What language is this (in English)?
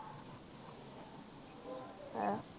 Punjabi